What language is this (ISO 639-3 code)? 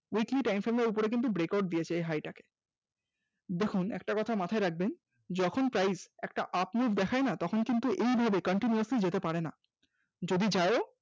ben